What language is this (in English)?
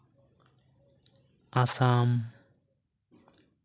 Santali